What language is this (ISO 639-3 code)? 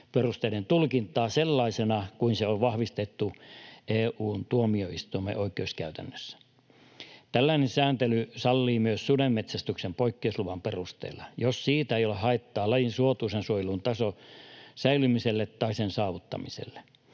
fin